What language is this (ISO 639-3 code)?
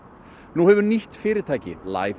isl